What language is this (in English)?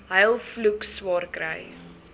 Afrikaans